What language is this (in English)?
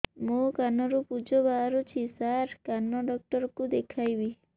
Odia